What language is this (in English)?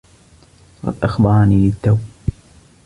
Arabic